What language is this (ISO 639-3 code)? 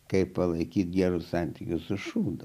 lit